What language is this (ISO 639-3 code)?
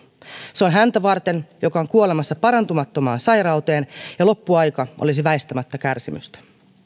fin